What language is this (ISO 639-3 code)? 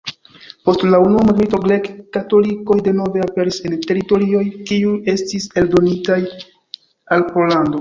epo